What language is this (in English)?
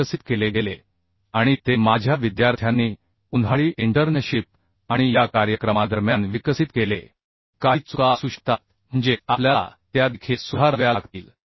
Marathi